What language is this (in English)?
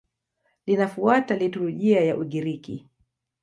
Swahili